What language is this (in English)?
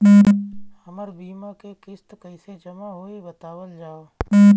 Bhojpuri